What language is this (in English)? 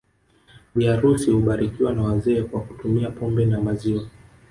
Swahili